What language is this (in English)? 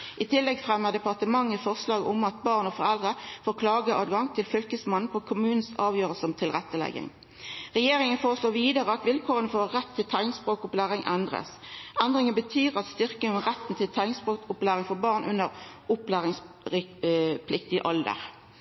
Norwegian Nynorsk